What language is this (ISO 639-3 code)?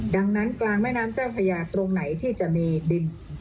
tha